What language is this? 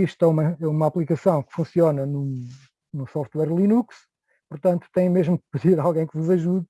Portuguese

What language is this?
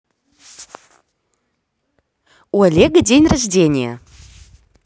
Russian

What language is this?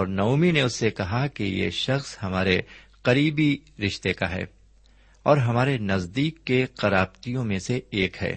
Urdu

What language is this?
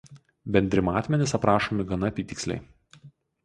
Lithuanian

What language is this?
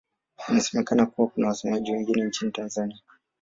Swahili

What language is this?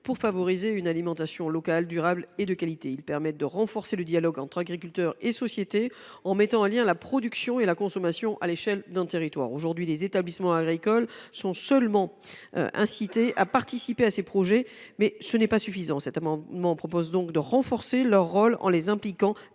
French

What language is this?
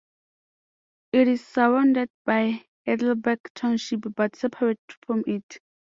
English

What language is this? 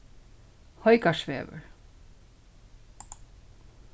Faroese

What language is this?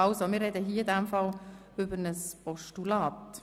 Swiss German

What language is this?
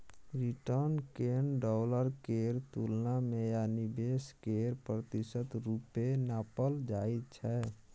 Maithili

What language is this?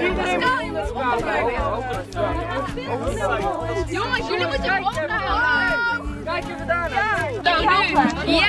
Dutch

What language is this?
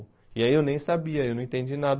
Portuguese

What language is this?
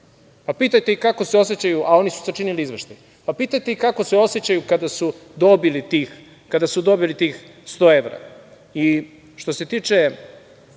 Serbian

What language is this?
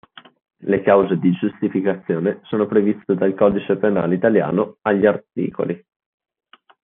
Italian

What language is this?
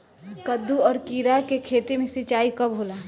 Bhojpuri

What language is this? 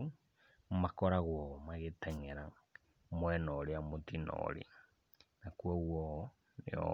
Kikuyu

